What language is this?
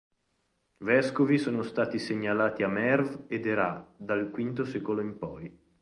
Italian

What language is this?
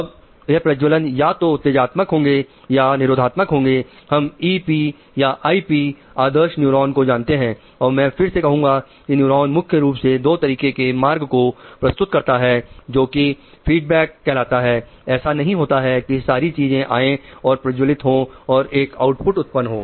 Hindi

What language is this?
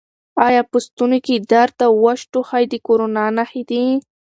Pashto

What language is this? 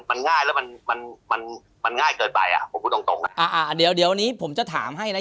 Thai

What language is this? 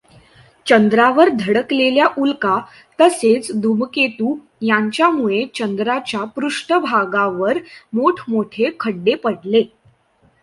Marathi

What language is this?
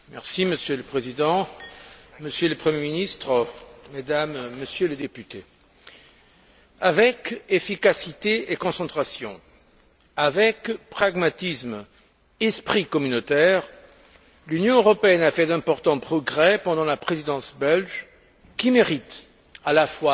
French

